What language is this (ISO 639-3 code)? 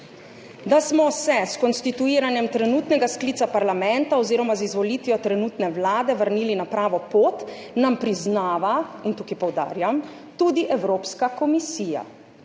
slv